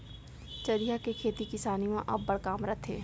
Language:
Chhattisgarhi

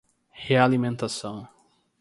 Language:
Portuguese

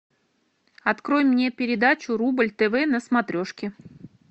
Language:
Russian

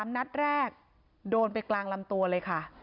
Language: Thai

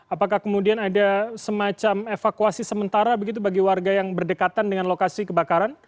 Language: Indonesian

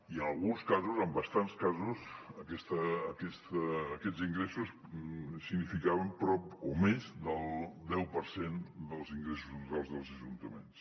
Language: Catalan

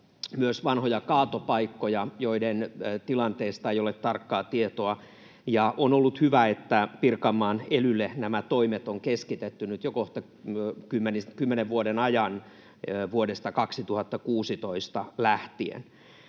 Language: Finnish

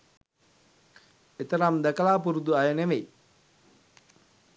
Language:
Sinhala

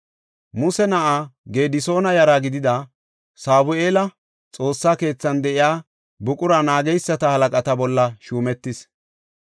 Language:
Gofa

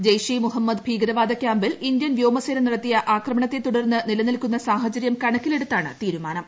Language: Malayalam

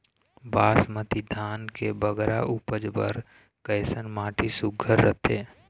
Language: Chhattisgarhi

